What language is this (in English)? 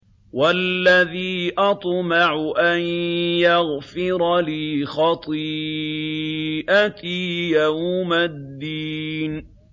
Arabic